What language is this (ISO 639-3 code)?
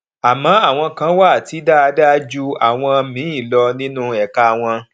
yor